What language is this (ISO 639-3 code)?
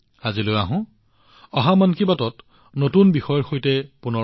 asm